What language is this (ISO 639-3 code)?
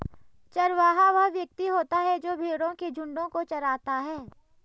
hin